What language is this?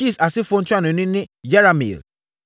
Akan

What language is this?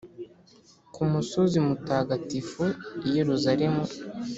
Kinyarwanda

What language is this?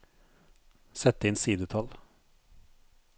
Norwegian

